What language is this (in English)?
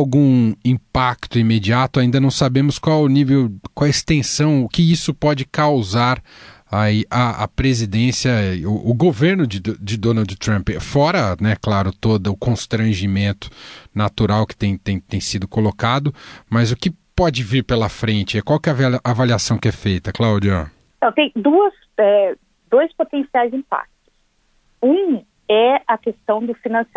Portuguese